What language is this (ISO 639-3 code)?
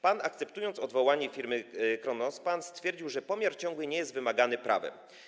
pol